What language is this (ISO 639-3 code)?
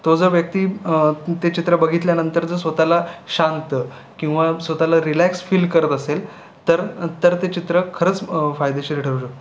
mar